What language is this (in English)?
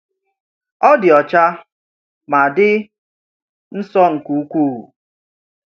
Igbo